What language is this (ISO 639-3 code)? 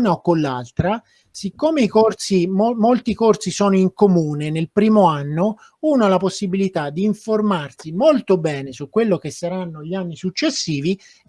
ita